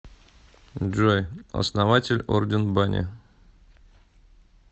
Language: Russian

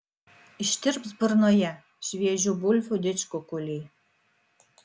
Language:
Lithuanian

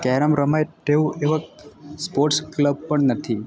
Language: Gujarati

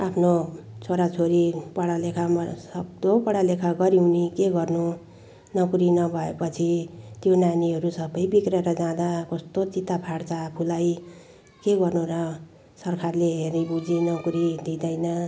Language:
Nepali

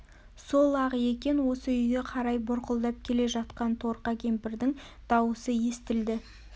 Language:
Kazakh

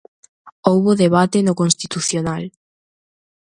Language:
Galician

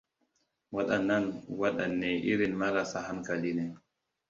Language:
Hausa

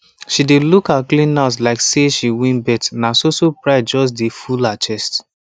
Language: Nigerian Pidgin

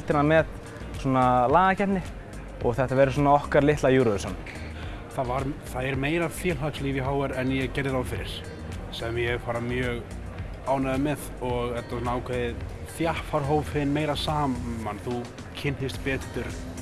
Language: Icelandic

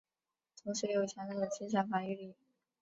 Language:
Chinese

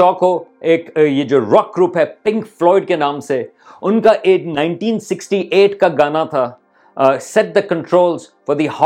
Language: Urdu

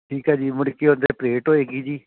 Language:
Punjabi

